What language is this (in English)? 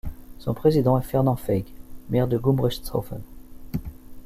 French